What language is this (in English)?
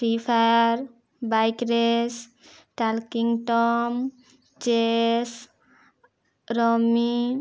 Odia